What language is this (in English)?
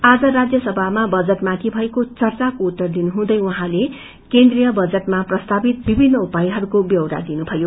Nepali